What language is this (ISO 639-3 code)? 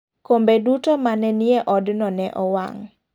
luo